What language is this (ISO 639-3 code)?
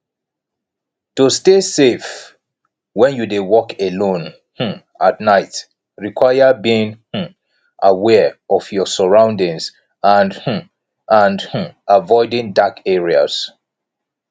pcm